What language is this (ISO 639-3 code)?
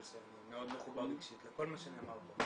heb